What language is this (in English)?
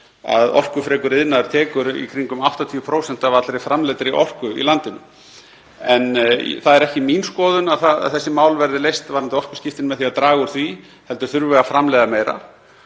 Icelandic